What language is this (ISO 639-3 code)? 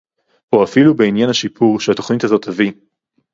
heb